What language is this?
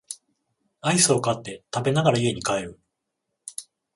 Japanese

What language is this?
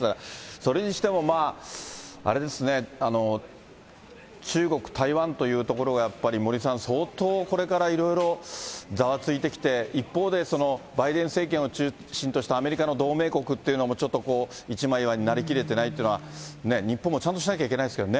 Japanese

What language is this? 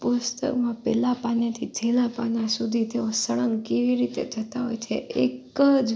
Gujarati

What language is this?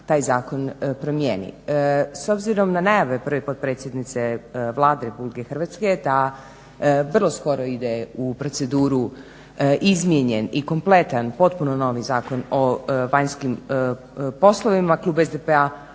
Croatian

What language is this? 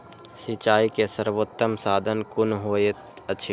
Maithili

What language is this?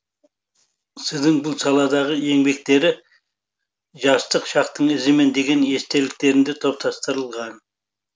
Kazakh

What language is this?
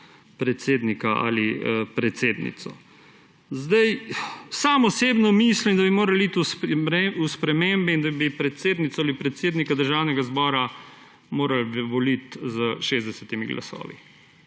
Slovenian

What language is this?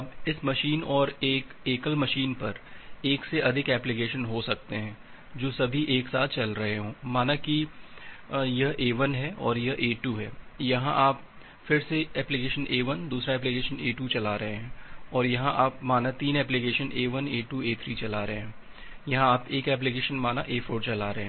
Hindi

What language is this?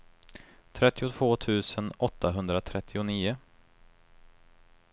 Swedish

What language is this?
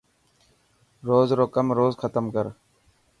Dhatki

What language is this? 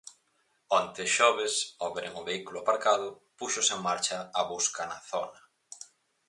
Galician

